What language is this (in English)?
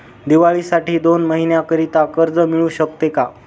Marathi